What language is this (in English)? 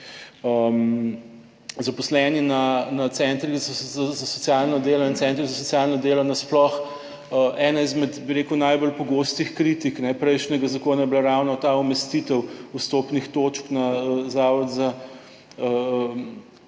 Slovenian